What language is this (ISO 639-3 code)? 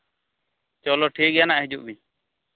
sat